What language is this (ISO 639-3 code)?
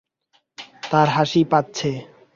ben